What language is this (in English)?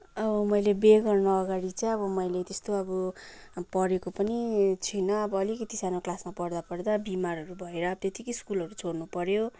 Nepali